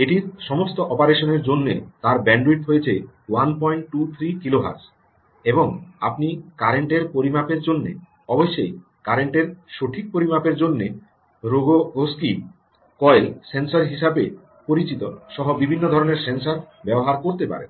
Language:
Bangla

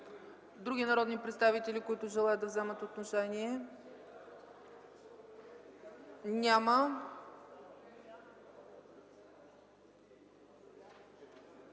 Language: Bulgarian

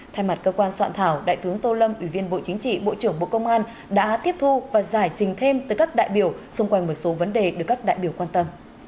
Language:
Vietnamese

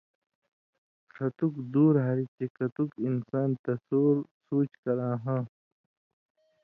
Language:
Indus Kohistani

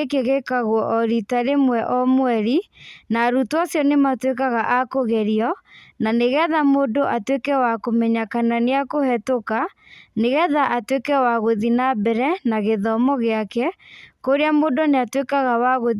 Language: Kikuyu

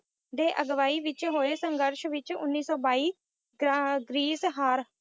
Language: Punjabi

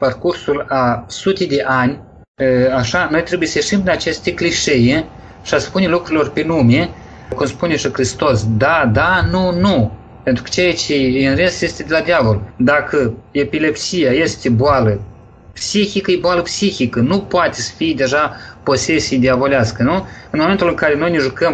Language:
Romanian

